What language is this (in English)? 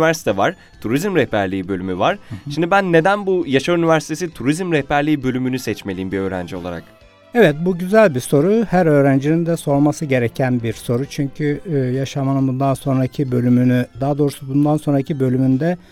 Turkish